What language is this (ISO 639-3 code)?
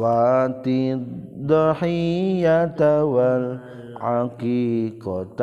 msa